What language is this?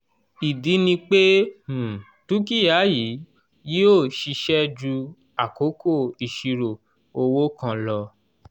Yoruba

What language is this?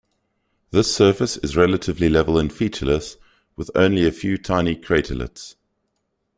English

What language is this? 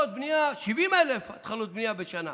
Hebrew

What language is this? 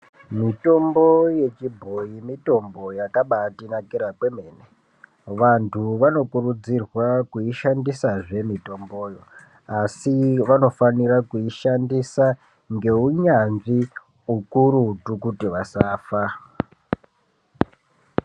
Ndau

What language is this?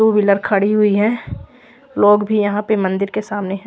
Hindi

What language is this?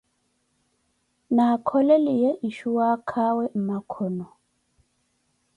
Koti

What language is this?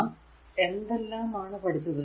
Malayalam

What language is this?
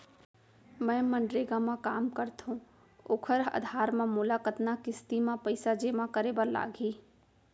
Chhattisgarhi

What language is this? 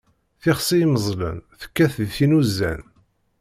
Kabyle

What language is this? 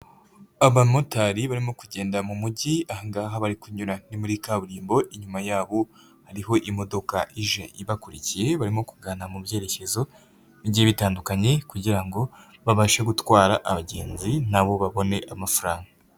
Kinyarwanda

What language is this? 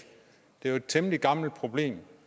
Danish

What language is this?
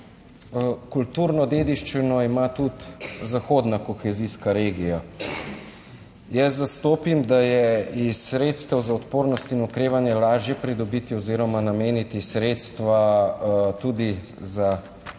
Slovenian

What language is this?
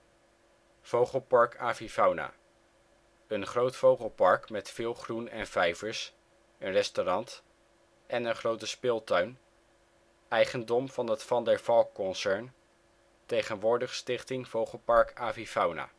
Dutch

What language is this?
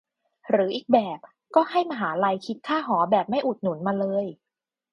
Thai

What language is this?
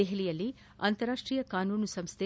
Kannada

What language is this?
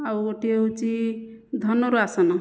Odia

